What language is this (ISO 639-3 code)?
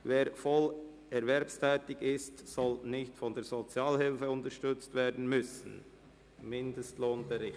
gsw